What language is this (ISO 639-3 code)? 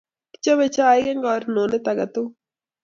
kln